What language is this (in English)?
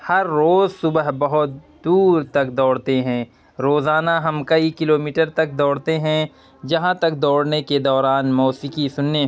Urdu